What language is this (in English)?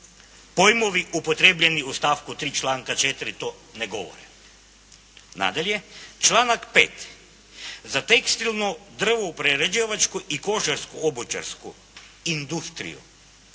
Croatian